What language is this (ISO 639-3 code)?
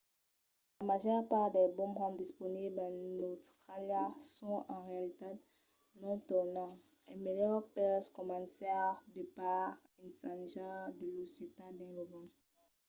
oci